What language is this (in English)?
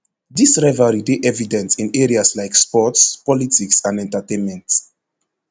Nigerian Pidgin